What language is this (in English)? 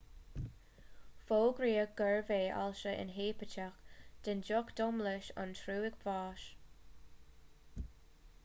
Irish